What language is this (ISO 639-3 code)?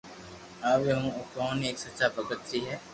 lrk